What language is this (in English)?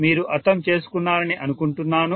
Telugu